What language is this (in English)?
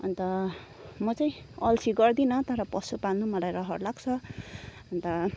Nepali